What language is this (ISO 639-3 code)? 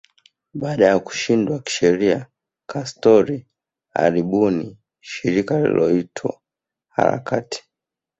swa